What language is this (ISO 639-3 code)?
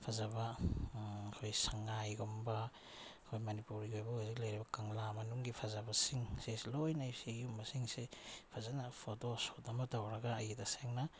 mni